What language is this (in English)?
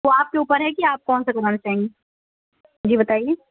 Urdu